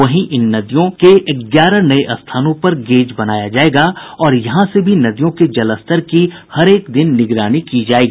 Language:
Hindi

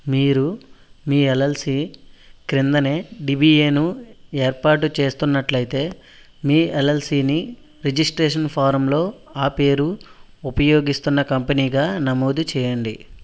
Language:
Telugu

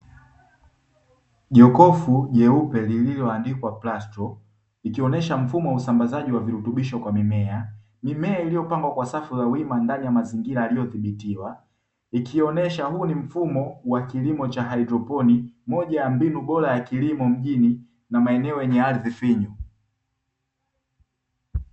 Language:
Swahili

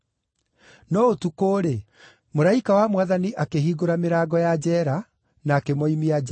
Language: Kikuyu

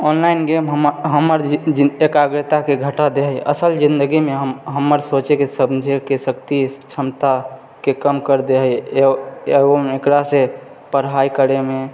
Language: Maithili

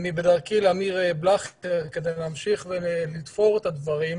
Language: Hebrew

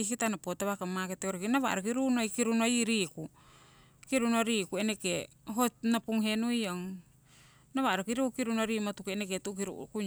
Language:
Siwai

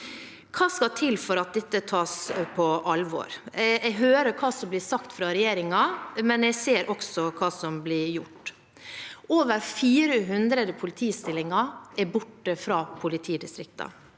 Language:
Norwegian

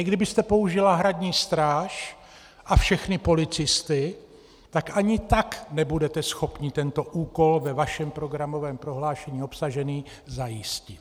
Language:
Czech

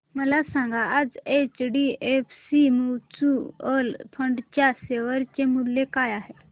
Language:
Marathi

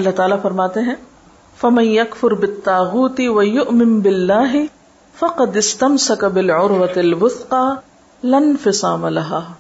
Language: Urdu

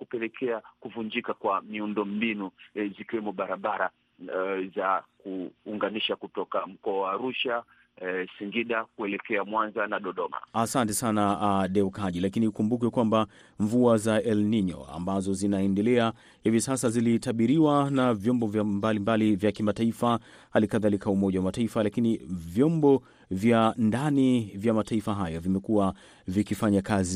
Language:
Swahili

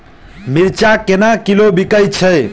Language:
Maithili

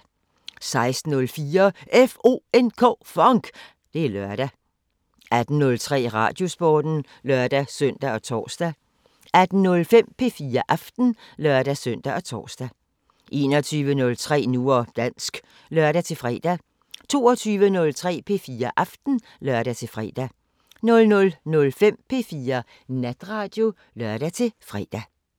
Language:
Danish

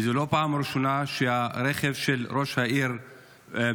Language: Hebrew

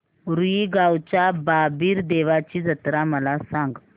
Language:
Marathi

